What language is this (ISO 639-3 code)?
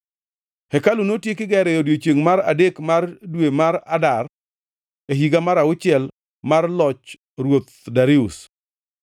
luo